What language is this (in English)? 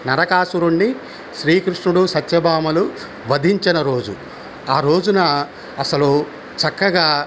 Telugu